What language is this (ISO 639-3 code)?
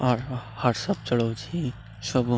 ori